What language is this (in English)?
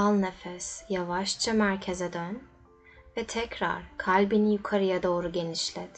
Turkish